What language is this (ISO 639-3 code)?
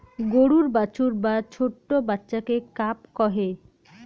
ben